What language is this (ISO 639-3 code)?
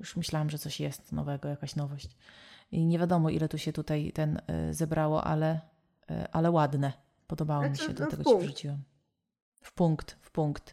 pol